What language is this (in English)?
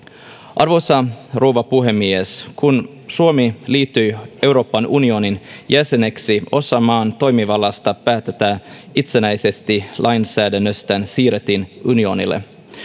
Finnish